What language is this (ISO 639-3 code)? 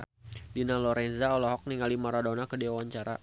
sun